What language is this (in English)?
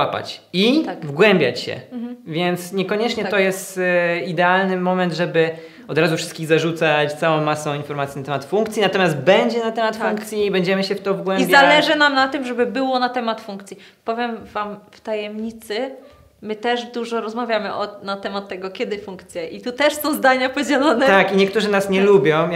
Polish